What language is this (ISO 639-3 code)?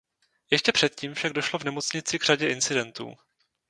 ces